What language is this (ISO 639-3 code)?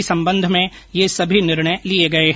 hin